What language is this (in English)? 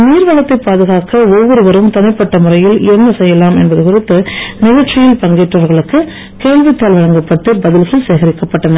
Tamil